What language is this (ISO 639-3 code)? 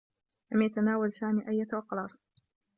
ara